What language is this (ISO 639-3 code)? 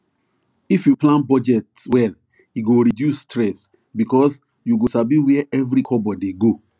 pcm